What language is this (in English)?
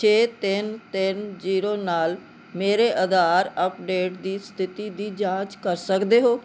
Punjabi